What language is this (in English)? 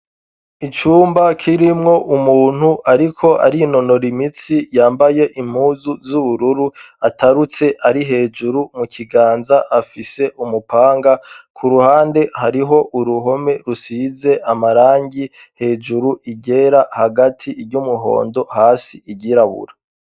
Rundi